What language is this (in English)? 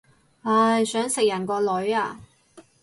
Cantonese